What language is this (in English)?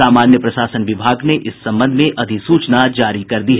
Hindi